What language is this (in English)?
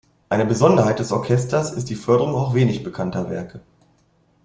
German